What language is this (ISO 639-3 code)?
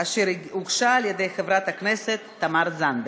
heb